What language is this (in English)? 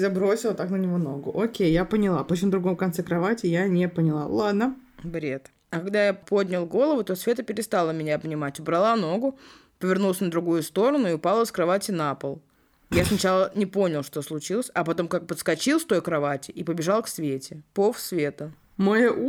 Russian